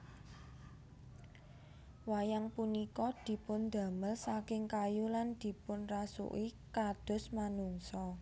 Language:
Javanese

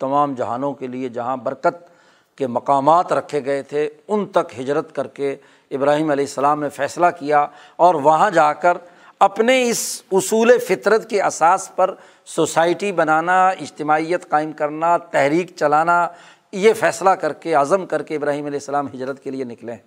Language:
Urdu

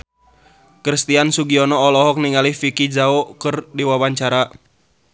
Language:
Sundanese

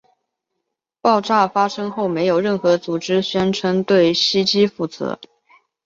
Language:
Chinese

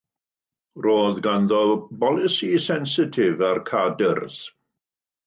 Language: Welsh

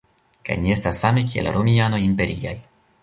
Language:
Esperanto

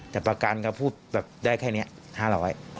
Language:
Thai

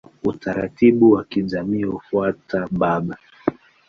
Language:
Swahili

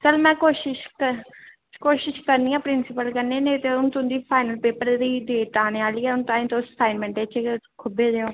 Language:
Dogri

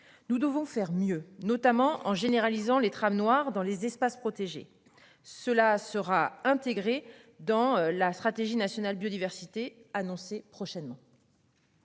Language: French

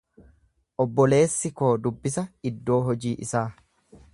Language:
Oromo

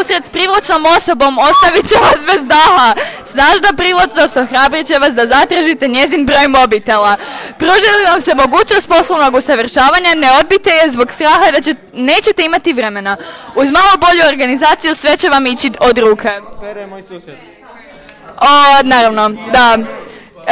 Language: Croatian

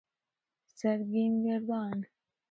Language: Persian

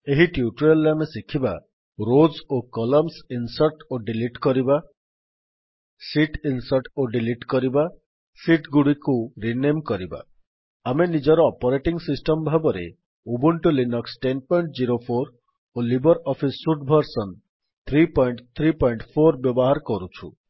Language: Odia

